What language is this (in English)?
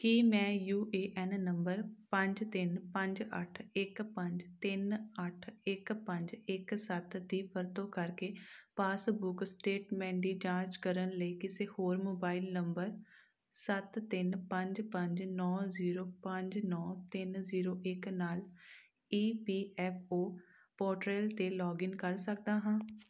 Punjabi